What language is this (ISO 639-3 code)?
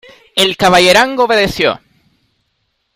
spa